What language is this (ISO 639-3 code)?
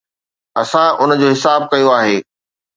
snd